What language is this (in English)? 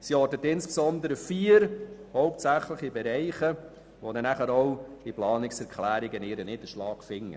Swiss German